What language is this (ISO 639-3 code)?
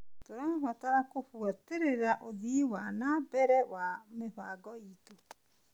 kik